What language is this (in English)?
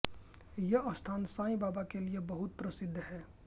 Hindi